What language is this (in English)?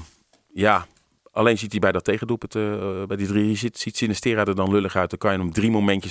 Dutch